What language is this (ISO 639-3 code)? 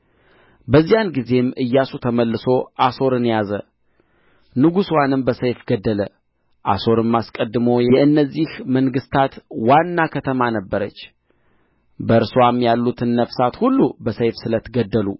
amh